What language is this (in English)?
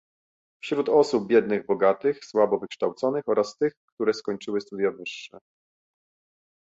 Polish